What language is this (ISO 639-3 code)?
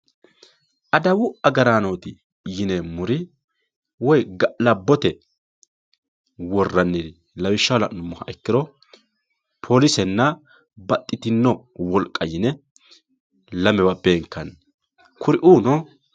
sid